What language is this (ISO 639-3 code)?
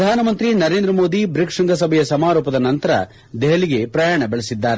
kan